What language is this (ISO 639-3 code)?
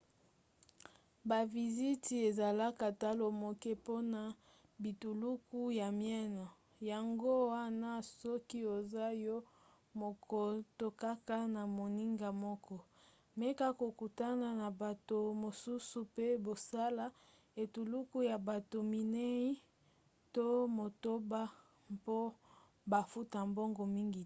lin